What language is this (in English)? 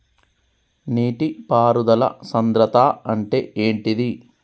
Telugu